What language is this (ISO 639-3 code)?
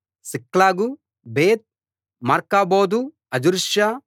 tel